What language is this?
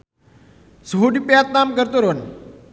Sundanese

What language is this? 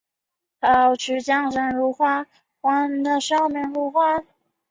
Chinese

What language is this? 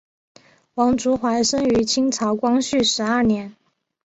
Chinese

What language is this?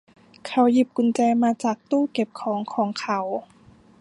Thai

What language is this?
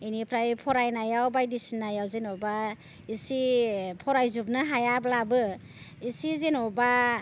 Bodo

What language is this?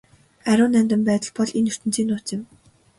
Mongolian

